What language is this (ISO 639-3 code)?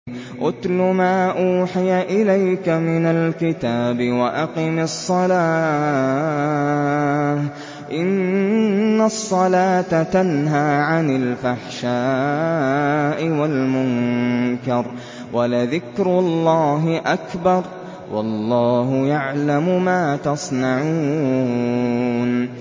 ara